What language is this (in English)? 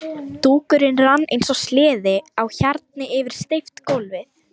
Icelandic